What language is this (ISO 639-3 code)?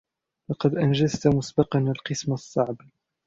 ara